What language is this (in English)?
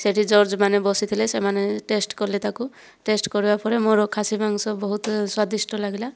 Odia